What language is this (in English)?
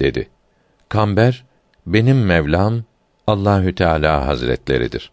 Turkish